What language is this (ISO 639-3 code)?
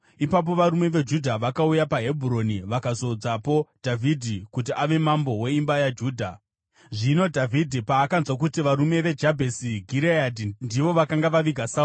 sna